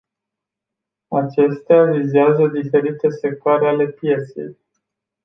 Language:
Romanian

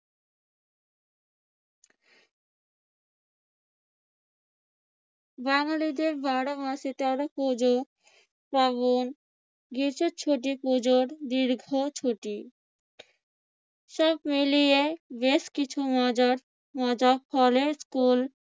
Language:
Bangla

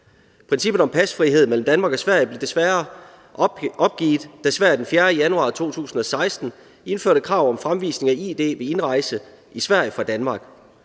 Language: Danish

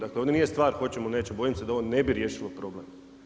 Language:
Croatian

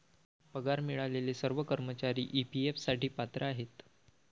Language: Marathi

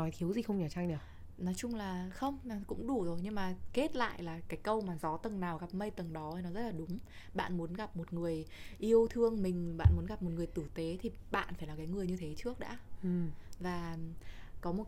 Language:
Vietnamese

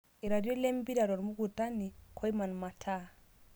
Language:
Masai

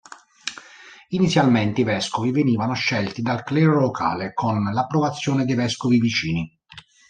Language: Italian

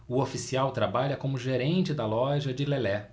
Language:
Portuguese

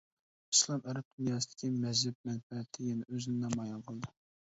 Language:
Uyghur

